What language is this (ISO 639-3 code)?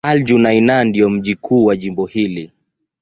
swa